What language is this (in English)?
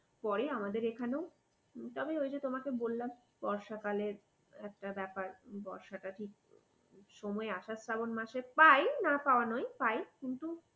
Bangla